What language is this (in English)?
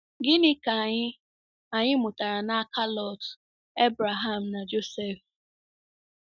Igbo